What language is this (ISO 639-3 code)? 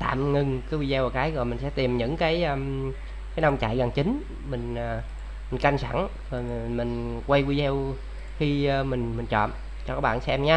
vie